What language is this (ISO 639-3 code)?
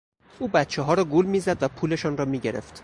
fas